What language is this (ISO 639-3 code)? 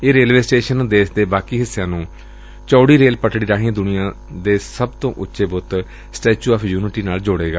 pan